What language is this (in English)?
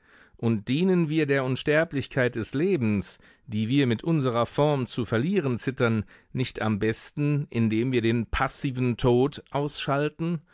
German